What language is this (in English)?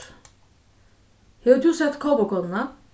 Faroese